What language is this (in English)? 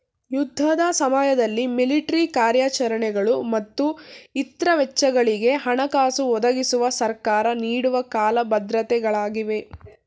Kannada